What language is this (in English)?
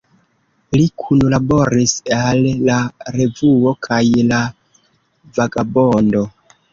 Esperanto